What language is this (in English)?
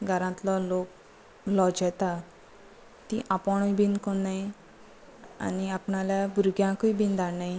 Konkani